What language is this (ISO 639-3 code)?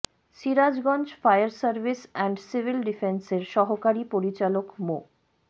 ben